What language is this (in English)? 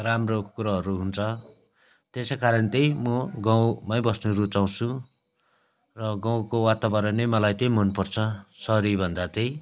Nepali